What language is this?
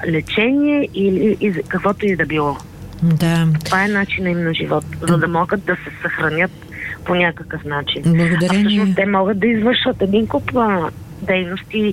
Bulgarian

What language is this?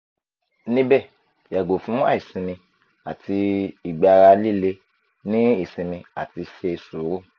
Yoruba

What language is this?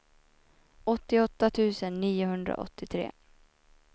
Swedish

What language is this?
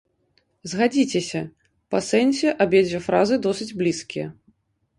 Belarusian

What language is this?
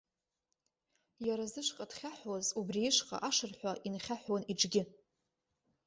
Abkhazian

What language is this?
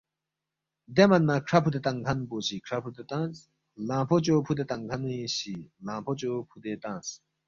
Balti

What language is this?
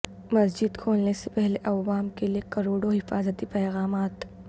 Urdu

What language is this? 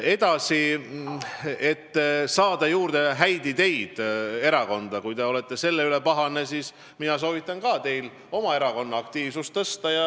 Estonian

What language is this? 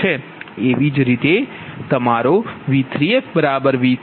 Gujarati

